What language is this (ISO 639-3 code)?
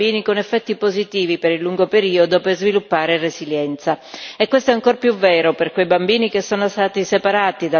ita